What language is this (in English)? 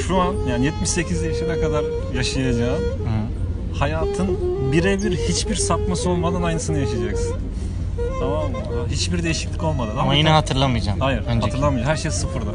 Turkish